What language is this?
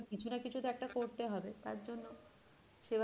Bangla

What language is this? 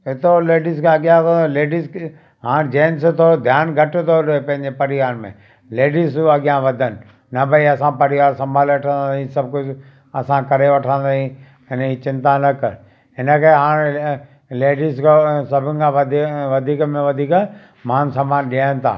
Sindhi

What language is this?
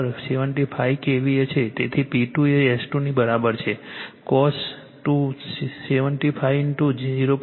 Gujarati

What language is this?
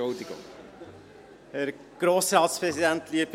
Swiss German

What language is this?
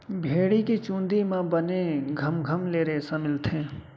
Chhattisgarhi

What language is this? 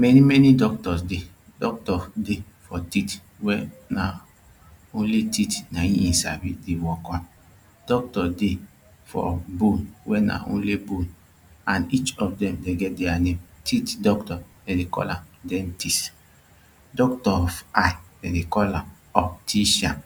Nigerian Pidgin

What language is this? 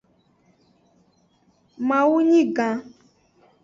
Aja (Benin)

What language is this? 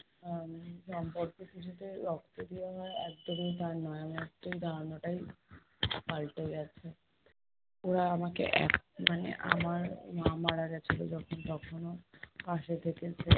Bangla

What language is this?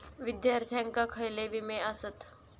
Marathi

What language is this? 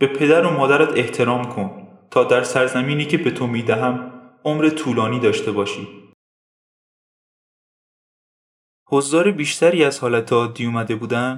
Persian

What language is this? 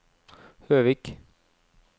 Norwegian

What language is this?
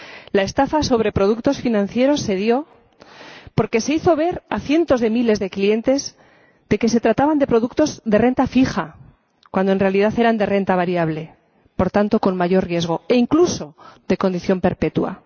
Spanish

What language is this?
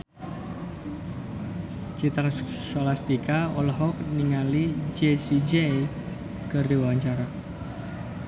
Sundanese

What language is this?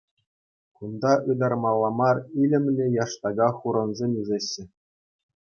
Chuvash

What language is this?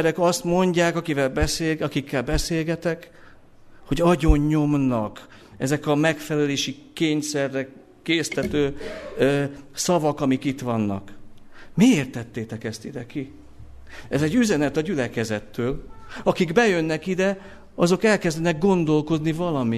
Hungarian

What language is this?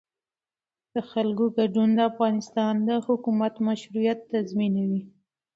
Pashto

